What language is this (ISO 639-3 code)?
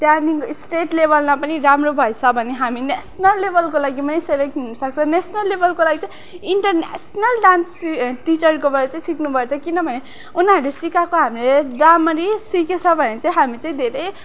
nep